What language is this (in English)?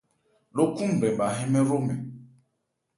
Ebrié